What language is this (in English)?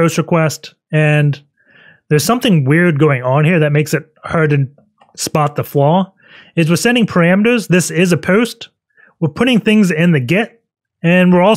English